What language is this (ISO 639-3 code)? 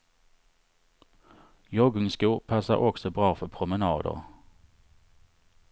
swe